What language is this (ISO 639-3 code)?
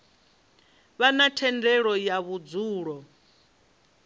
ven